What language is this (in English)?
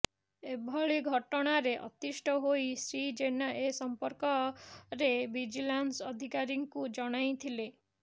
Odia